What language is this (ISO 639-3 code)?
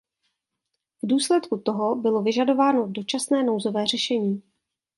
ces